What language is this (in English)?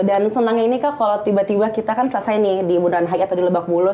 Indonesian